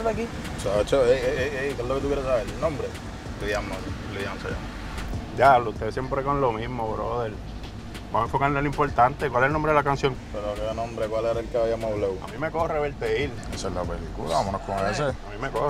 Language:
Spanish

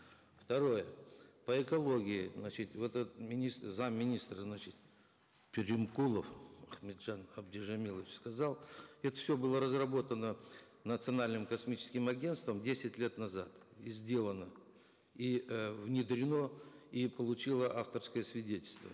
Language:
Kazakh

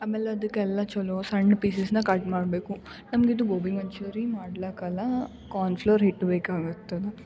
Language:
Kannada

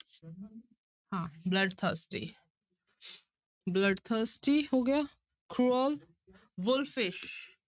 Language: Punjabi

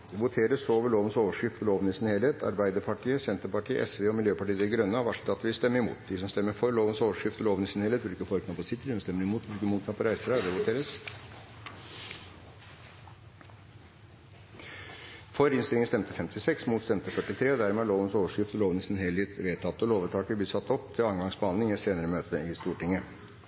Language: Norwegian Bokmål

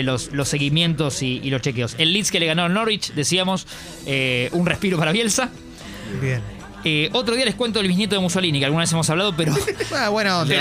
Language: Spanish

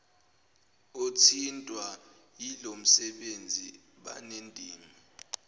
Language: Zulu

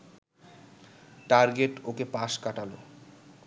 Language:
Bangla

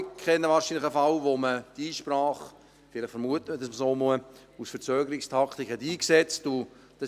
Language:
Swiss German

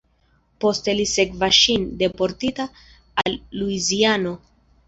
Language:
Esperanto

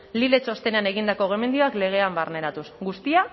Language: Basque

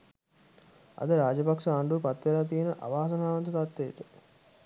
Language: Sinhala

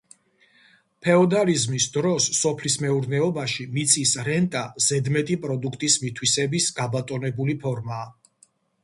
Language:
Georgian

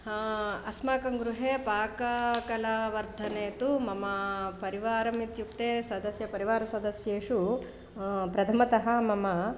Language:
Sanskrit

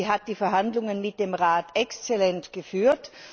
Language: German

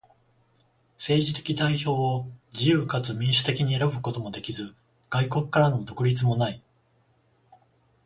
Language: Japanese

